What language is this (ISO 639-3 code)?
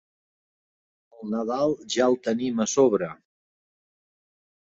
cat